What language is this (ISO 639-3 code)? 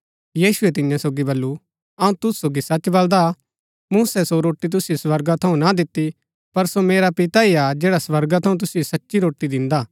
gbk